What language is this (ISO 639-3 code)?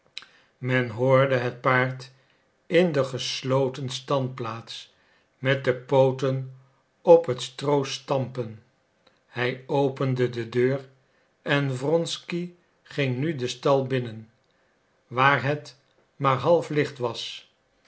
nld